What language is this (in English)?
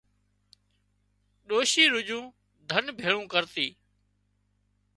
Wadiyara Koli